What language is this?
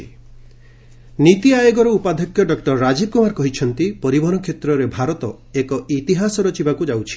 Odia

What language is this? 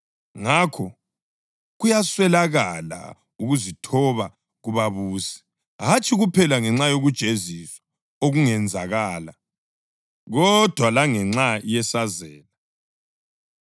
North Ndebele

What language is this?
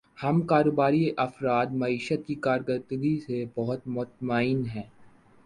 Urdu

